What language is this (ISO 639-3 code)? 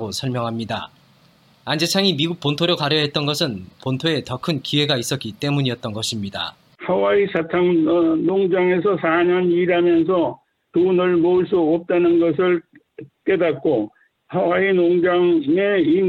kor